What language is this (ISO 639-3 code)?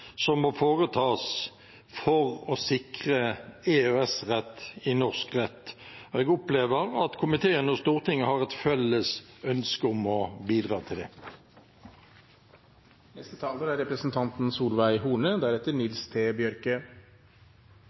nob